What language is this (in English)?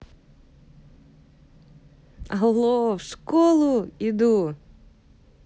Russian